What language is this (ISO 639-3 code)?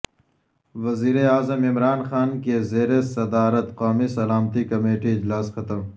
urd